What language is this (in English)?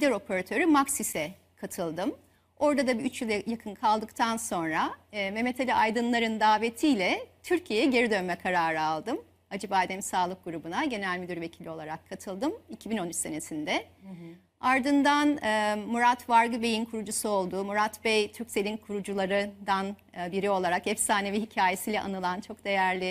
Turkish